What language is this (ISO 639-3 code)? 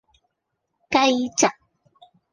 yue